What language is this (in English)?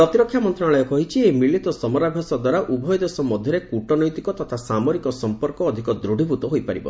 Odia